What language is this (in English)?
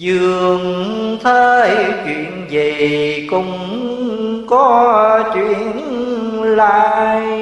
Vietnamese